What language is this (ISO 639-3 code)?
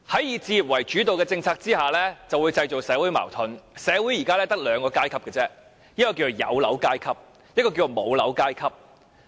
yue